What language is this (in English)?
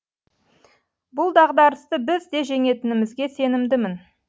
Kazakh